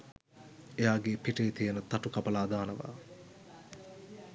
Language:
Sinhala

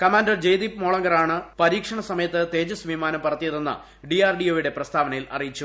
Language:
Malayalam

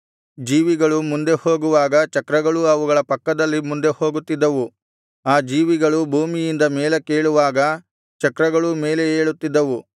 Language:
Kannada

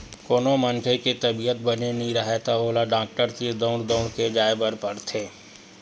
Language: Chhattisgarhi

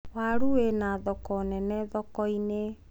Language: Kikuyu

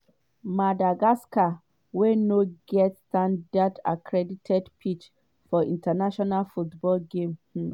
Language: Nigerian Pidgin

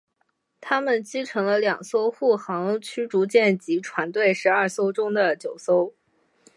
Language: Chinese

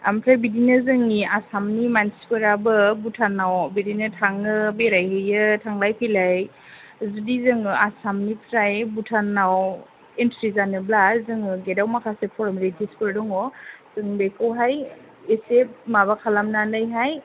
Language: Bodo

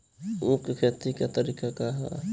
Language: Bhojpuri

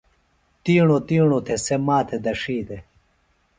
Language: Phalura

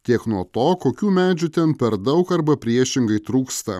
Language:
Lithuanian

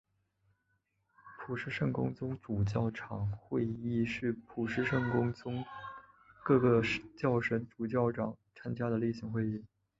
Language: Chinese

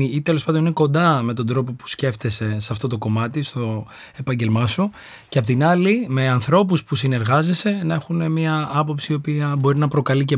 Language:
Greek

